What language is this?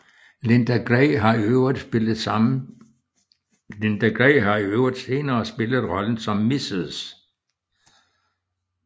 Danish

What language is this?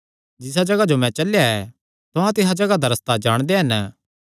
Kangri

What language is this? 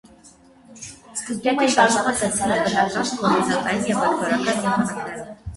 Armenian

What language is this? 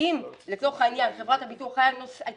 Hebrew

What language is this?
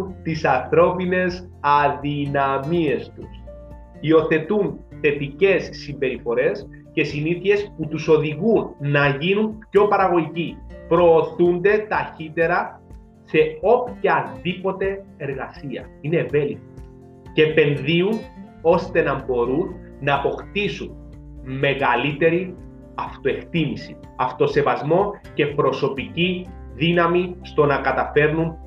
Greek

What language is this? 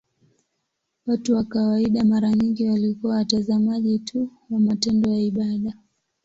Swahili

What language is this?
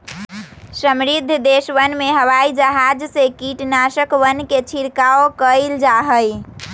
Magahi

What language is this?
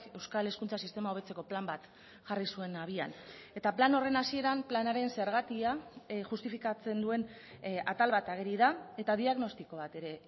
Basque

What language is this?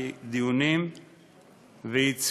Hebrew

